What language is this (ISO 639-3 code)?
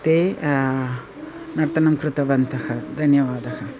san